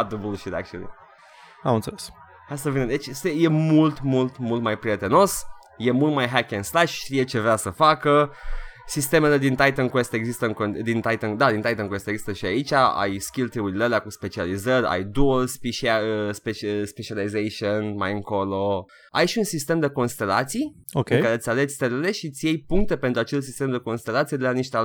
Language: Romanian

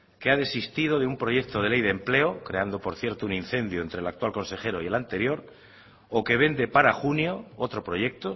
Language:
Spanish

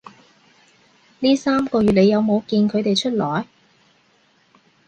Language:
Cantonese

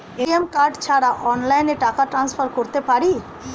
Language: Bangla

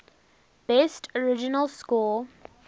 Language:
English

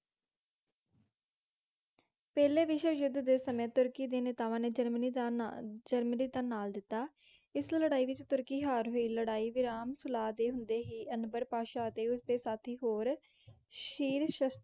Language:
Punjabi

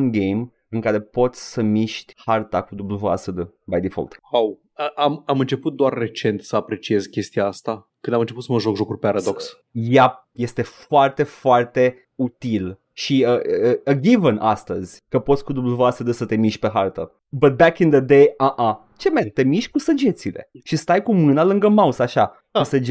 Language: Romanian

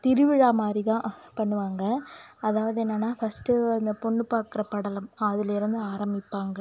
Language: Tamil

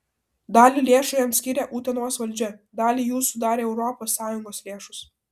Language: Lithuanian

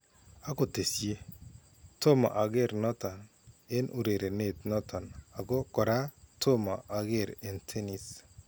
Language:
Kalenjin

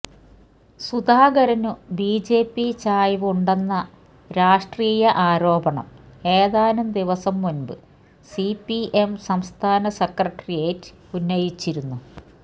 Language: Malayalam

